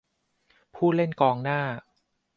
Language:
Thai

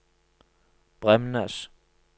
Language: Norwegian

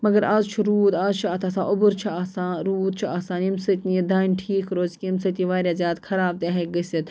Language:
Kashmiri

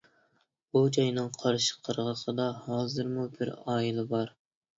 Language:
Uyghur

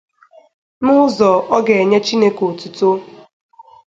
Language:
Igbo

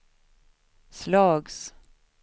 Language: Swedish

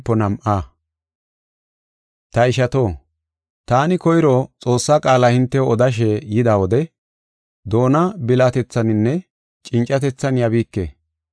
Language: Gofa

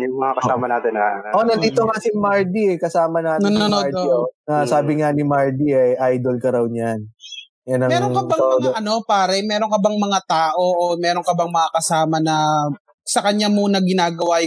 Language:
Filipino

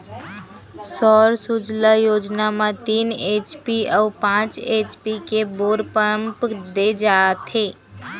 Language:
Chhattisgarhi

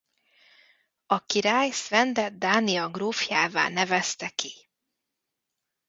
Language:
Hungarian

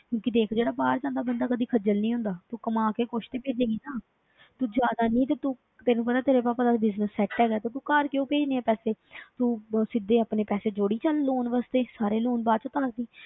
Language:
Punjabi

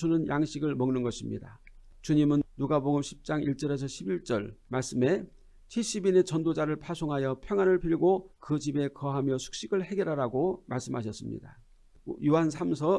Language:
Korean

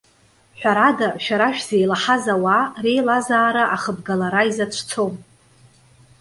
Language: Abkhazian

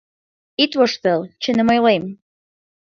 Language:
Mari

